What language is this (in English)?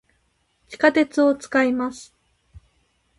Japanese